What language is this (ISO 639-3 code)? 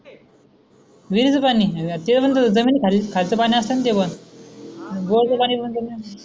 mar